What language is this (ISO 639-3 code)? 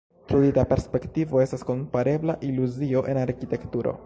epo